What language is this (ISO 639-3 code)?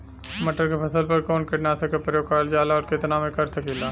bho